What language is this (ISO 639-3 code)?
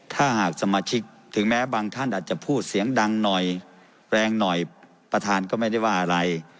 tha